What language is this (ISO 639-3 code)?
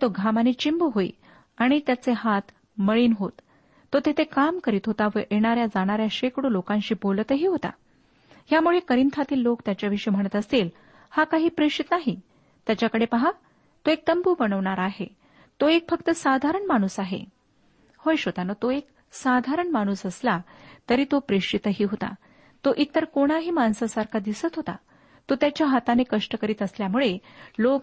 mar